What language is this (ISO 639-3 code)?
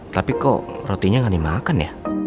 ind